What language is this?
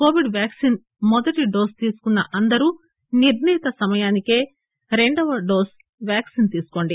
Telugu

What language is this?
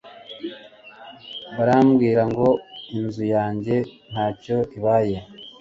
Kinyarwanda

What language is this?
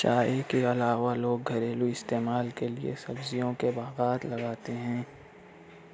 Urdu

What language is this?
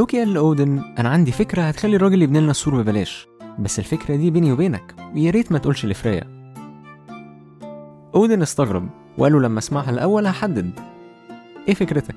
Arabic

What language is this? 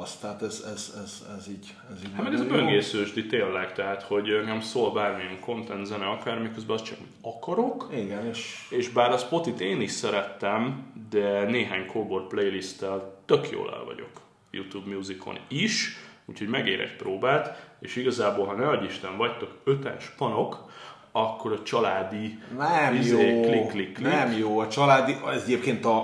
Hungarian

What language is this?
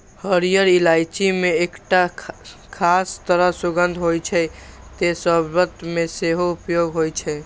Maithili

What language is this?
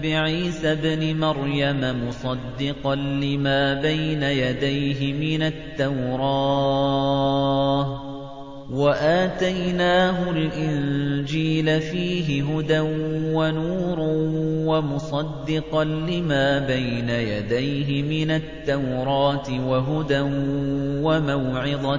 Arabic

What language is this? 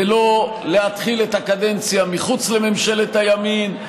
Hebrew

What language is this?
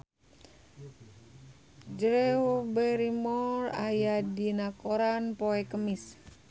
Sundanese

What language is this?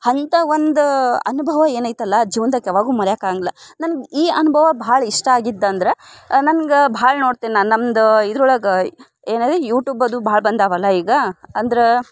Kannada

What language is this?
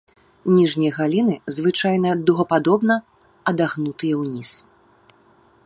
Belarusian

